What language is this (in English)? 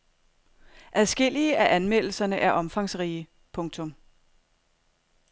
Danish